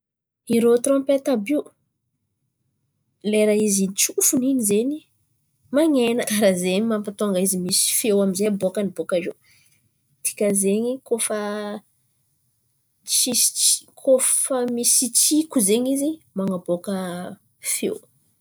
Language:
Antankarana Malagasy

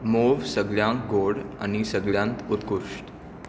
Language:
Konkani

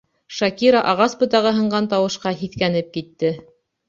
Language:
Bashkir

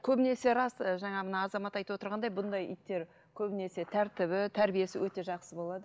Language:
Kazakh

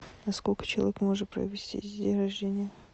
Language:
Russian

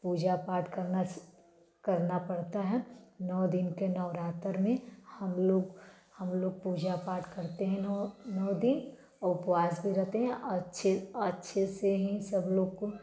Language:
Hindi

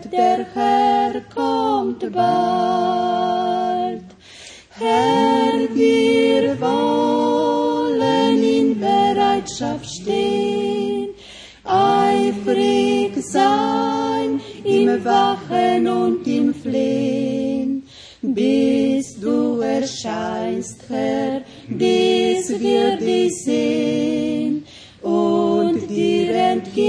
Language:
Italian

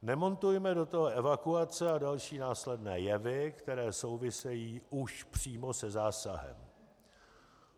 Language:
Czech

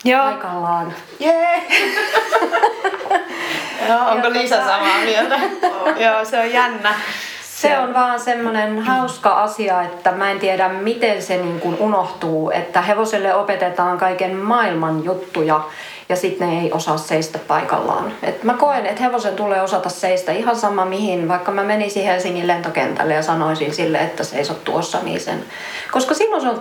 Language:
Finnish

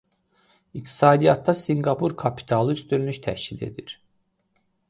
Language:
Azerbaijani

